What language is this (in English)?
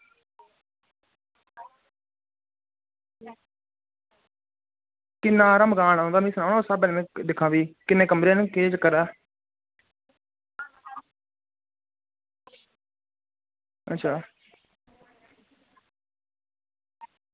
Dogri